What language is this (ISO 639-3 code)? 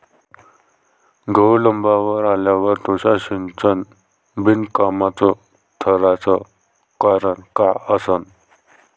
mar